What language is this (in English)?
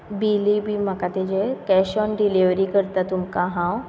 Konkani